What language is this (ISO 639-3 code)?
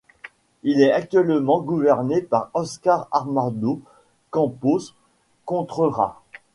fra